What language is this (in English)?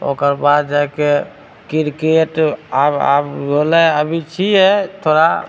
Maithili